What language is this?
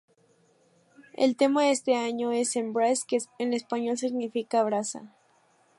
Spanish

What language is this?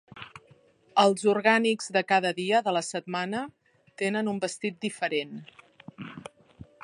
Catalan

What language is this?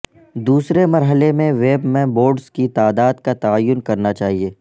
Urdu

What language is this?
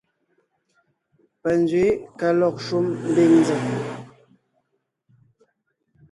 Ngiemboon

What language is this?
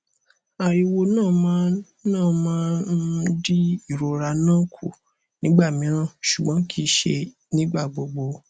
Yoruba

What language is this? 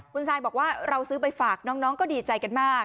Thai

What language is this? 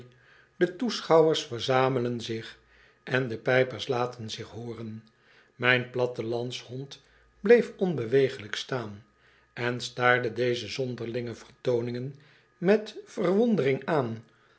Dutch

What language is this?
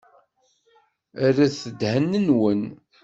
Kabyle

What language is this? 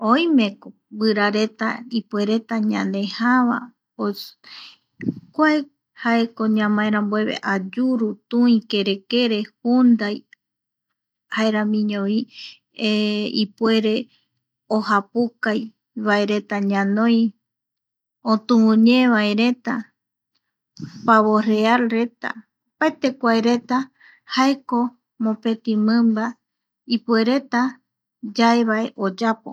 Eastern Bolivian Guaraní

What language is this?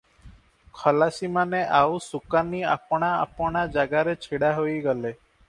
Odia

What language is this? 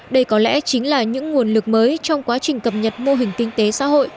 Vietnamese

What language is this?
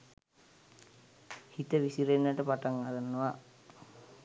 Sinhala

